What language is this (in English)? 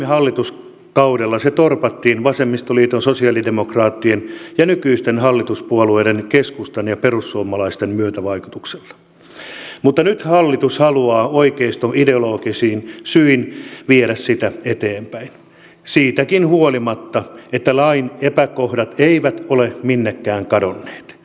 Finnish